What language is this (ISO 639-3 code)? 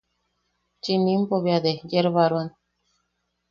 yaq